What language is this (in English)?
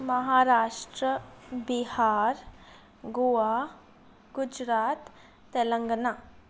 Sindhi